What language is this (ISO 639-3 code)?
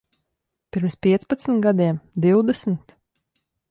lav